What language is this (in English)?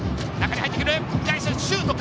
Japanese